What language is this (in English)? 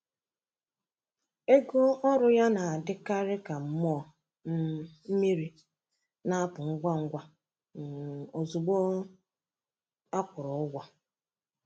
Igbo